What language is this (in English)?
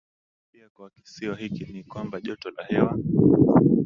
Swahili